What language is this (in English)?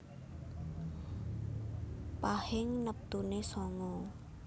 Javanese